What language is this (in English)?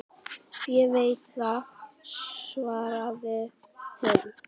Icelandic